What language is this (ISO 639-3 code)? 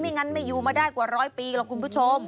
tha